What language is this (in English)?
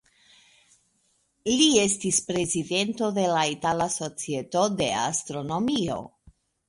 Esperanto